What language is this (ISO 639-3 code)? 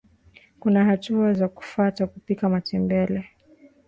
swa